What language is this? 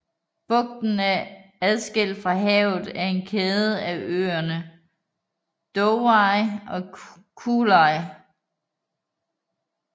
Danish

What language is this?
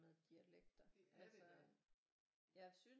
Danish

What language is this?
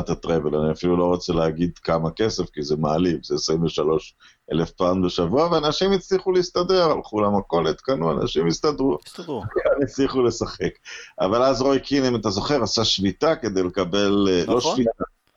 Hebrew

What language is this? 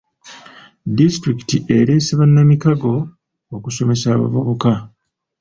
Ganda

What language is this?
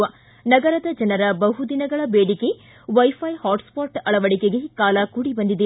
Kannada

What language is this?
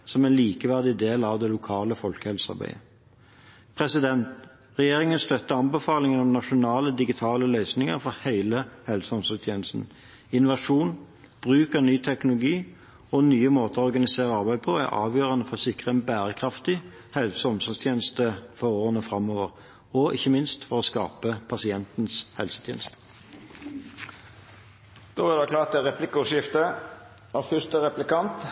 Norwegian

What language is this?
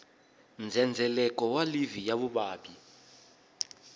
Tsonga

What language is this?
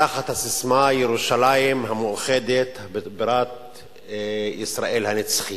Hebrew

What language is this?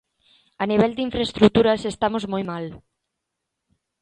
Galician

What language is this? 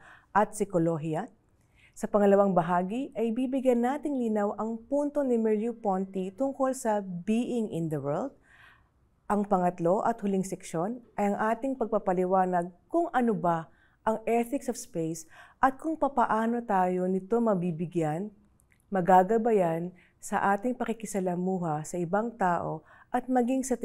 Filipino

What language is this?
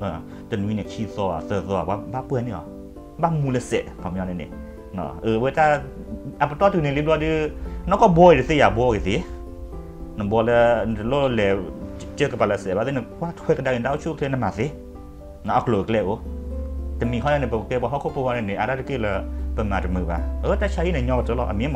Thai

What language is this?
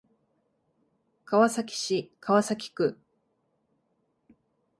Japanese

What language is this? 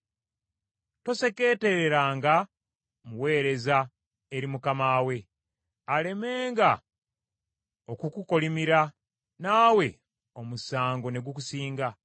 Ganda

